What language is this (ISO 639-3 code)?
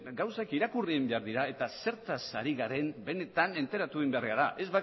eus